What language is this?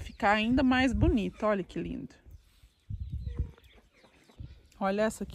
Portuguese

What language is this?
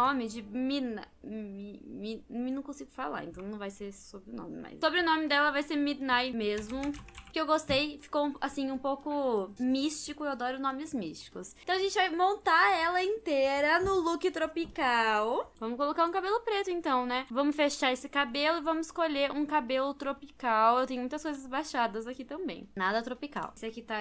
Portuguese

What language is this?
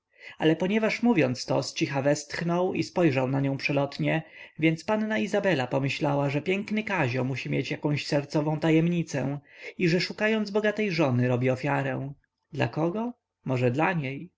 Polish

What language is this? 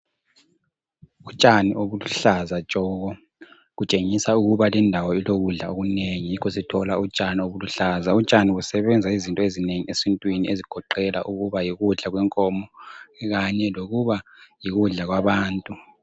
North Ndebele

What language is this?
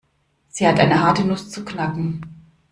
German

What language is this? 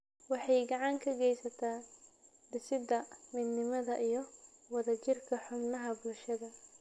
Somali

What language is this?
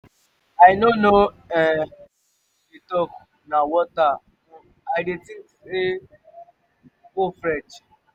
Nigerian Pidgin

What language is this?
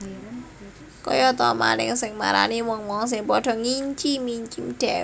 Javanese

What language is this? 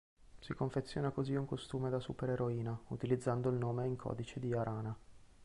Italian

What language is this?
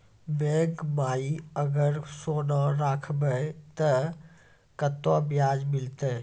Maithili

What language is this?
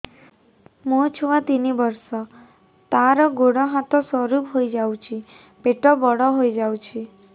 Odia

